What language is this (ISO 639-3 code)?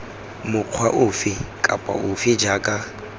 tsn